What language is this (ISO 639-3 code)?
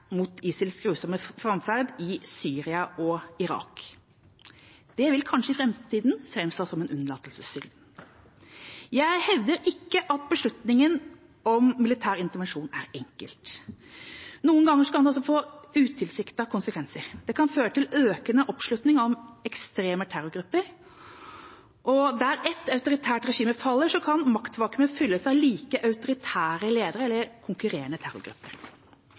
nob